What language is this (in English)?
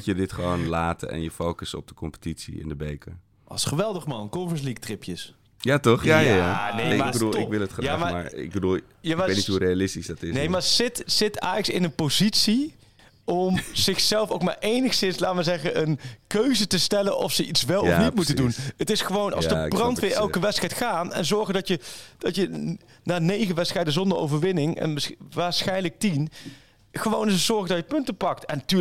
Dutch